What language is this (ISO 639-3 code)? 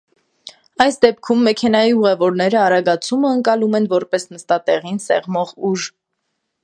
hye